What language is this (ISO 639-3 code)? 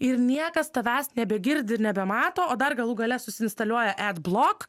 lit